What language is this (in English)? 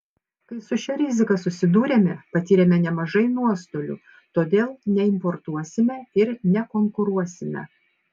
Lithuanian